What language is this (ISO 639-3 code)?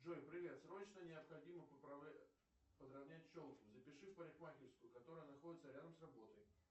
rus